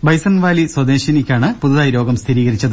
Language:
Malayalam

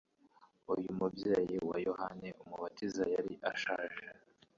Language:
Kinyarwanda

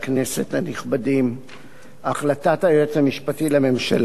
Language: Hebrew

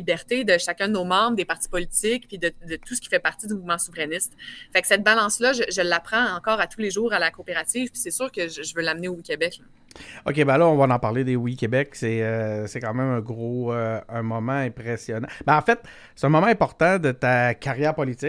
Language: French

